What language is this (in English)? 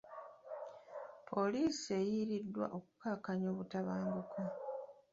Ganda